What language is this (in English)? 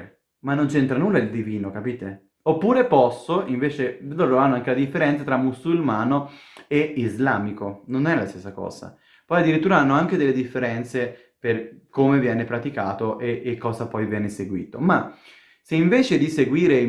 Italian